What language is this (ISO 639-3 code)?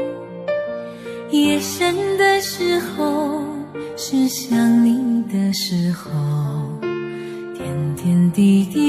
vie